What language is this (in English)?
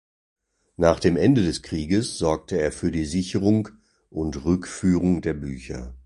German